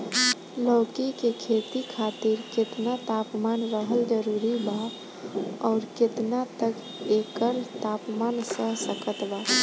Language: Bhojpuri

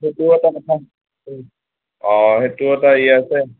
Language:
Assamese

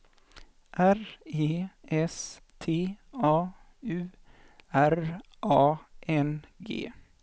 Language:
Swedish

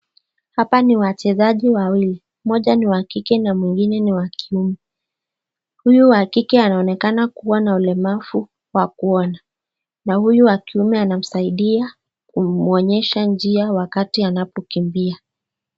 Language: Swahili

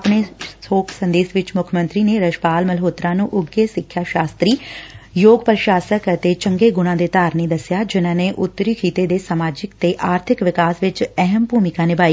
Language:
Punjabi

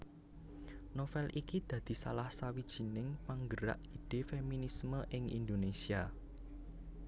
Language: Javanese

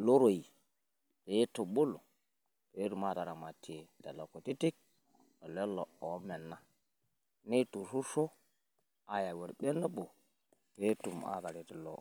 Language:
Masai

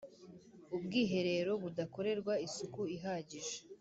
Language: Kinyarwanda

